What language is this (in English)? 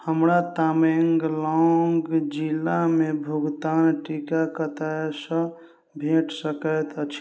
Maithili